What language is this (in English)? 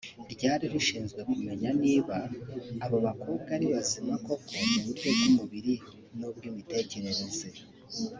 Kinyarwanda